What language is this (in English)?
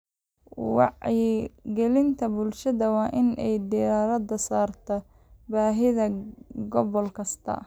Somali